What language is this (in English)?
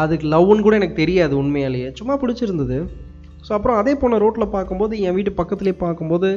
Tamil